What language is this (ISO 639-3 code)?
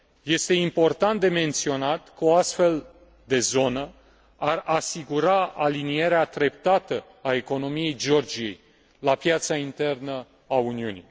ron